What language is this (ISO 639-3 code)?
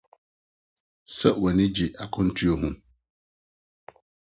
aka